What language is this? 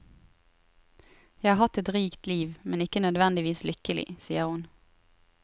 Norwegian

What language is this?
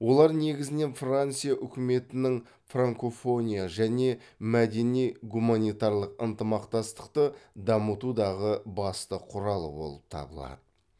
Kazakh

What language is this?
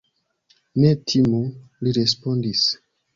Esperanto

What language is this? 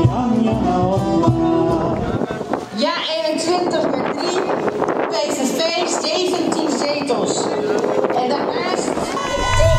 Dutch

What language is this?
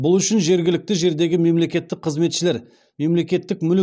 Kazakh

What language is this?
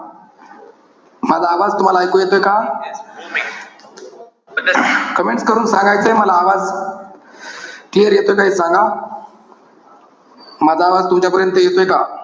Marathi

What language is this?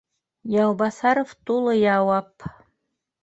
Bashkir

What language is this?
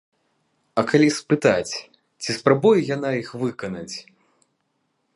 Belarusian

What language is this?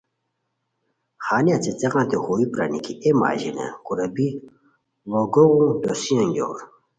Khowar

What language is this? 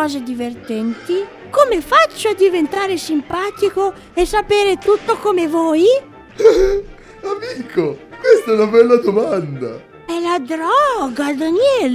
Italian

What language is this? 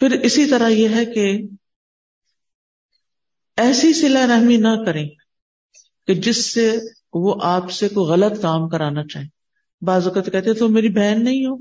Urdu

